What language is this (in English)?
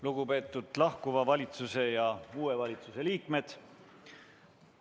Estonian